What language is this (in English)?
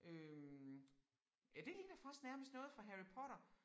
Danish